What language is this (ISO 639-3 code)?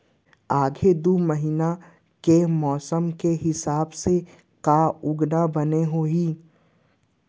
hne